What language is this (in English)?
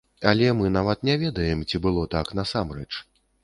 Belarusian